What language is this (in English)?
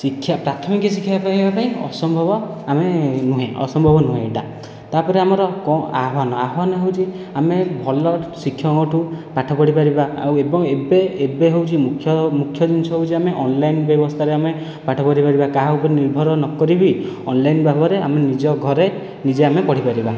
Odia